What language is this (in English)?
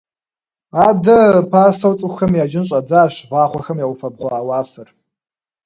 Kabardian